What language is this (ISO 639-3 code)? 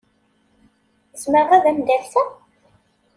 kab